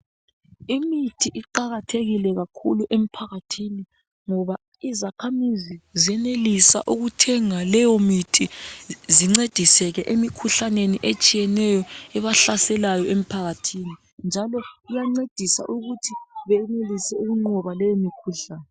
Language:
North Ndebele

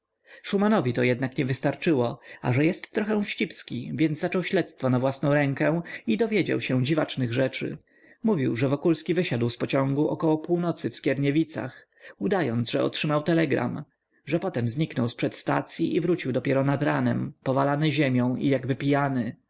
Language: Polish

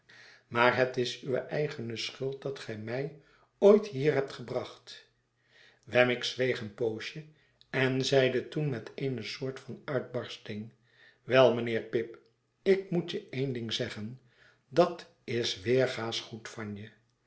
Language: Dutch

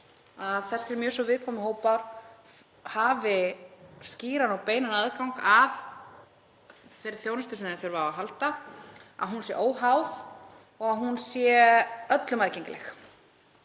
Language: Icelandic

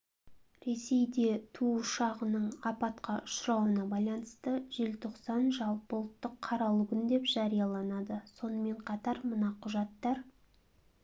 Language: Kazakh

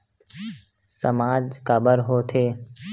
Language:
Chhattisgarhi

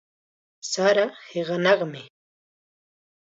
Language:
Chiquián Ancash Quechua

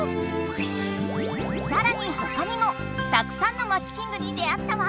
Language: Japanese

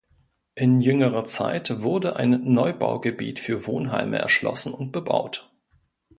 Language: German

